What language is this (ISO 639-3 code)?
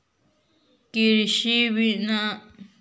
mag